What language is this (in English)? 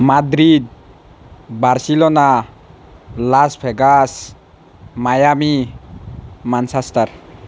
Assamese